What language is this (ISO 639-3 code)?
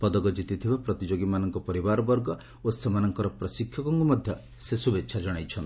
ori